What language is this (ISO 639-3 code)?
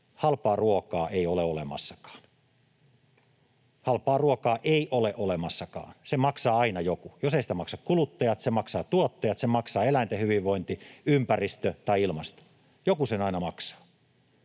fin